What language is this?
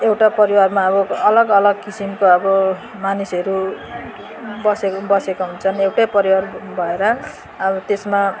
Nepali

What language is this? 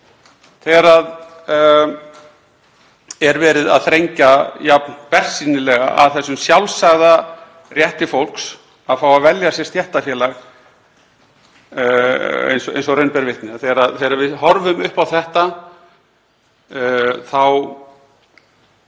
Icelandic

